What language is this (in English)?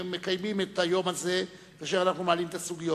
Hebrew